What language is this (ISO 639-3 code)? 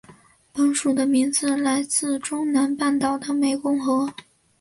zho